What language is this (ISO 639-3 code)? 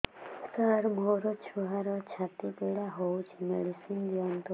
ori